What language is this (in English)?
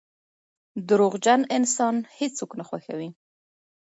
Pashto